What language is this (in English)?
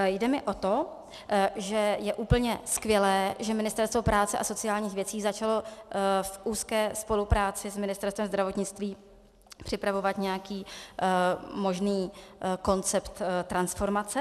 Czech